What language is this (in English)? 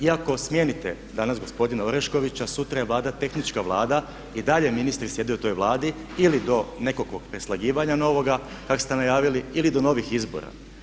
Croatian